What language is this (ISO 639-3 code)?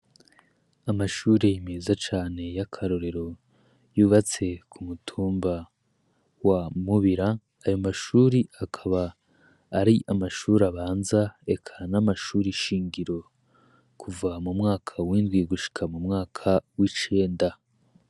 run